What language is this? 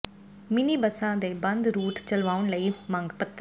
Punjabi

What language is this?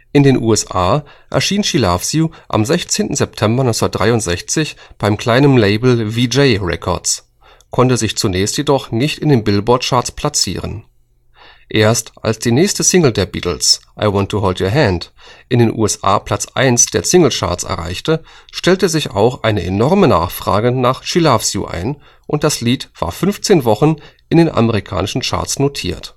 German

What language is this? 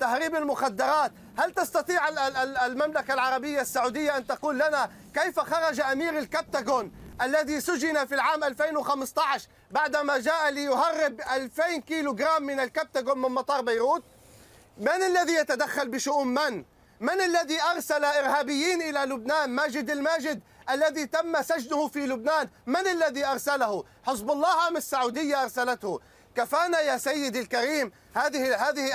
Arabic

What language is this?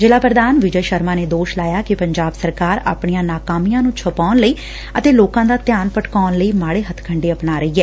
Punjabi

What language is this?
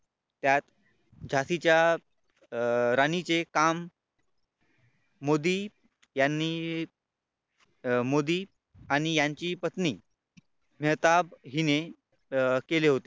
Marathi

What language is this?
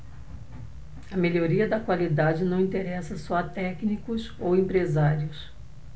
Portuguese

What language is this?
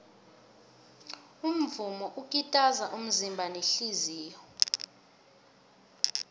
South Ndebele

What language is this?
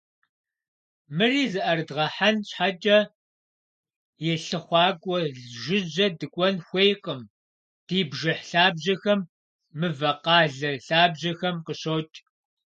Kabardian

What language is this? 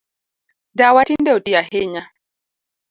Luo (Kenya and Tanzania)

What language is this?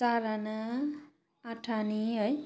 Nepali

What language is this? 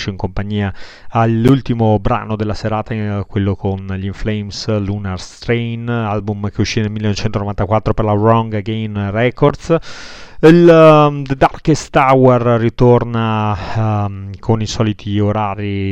Italian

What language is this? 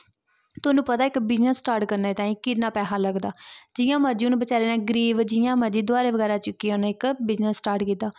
Dogri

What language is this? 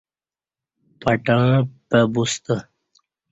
Kati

